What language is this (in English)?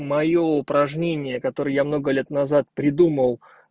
Russian